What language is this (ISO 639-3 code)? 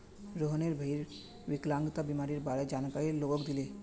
mag